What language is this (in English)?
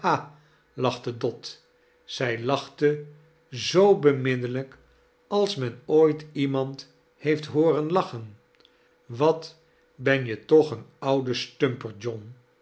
Dutch